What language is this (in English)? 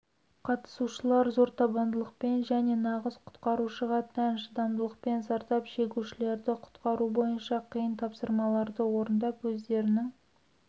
Kazakh